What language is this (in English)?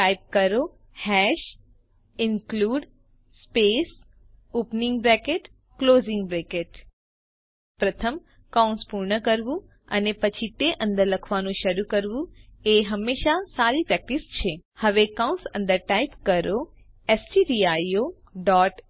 Gujarati